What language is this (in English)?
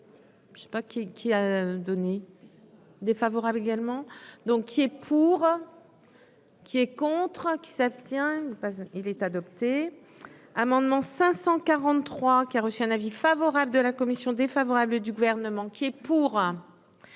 French